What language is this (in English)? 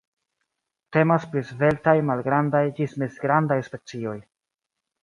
Esperanto